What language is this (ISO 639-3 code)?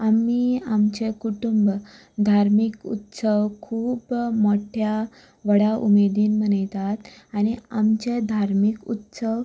kok